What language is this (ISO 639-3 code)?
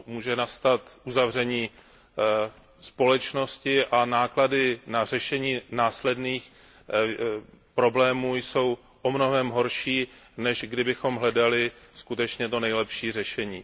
ces